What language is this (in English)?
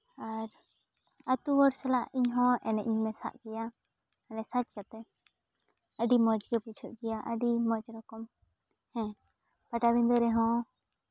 Santali